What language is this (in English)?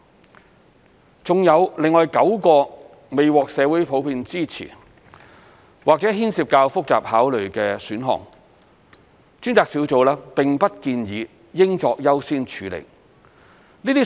Cantonese